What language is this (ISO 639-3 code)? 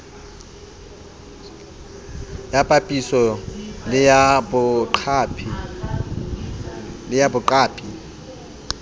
sot